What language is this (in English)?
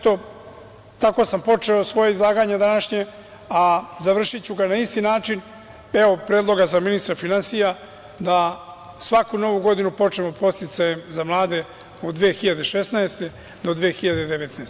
Serbian